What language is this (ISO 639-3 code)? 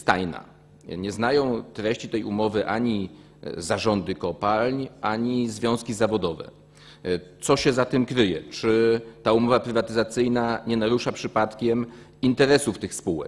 pol